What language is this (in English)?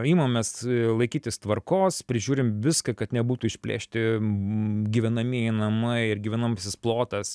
Lithuanian